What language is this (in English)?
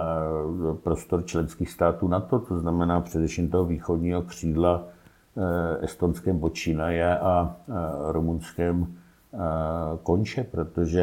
Czech